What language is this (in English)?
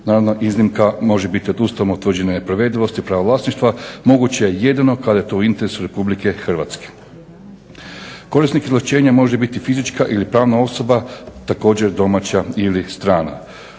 Croatian